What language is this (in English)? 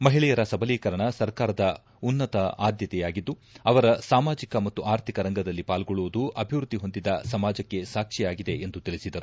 Kannada